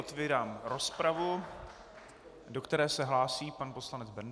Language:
Czech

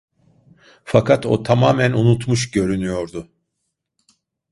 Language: Turkish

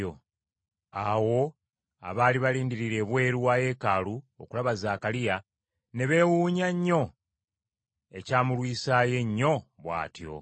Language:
Ganda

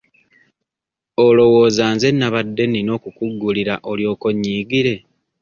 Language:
Ganda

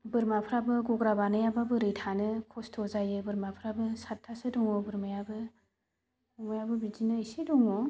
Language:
Bodo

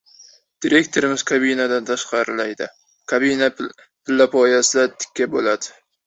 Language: Uzbek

